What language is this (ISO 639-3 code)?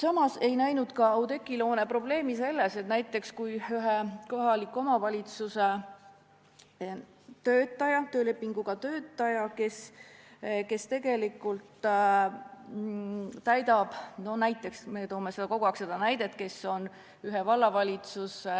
est